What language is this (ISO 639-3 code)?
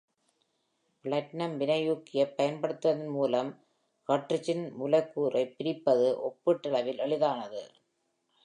tam